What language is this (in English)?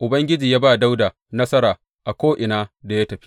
Hausa